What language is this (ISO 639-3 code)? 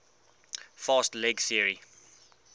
eng